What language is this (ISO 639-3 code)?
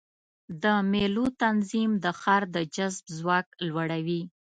pus